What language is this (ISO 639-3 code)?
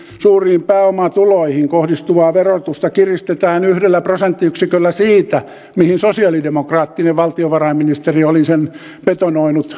fin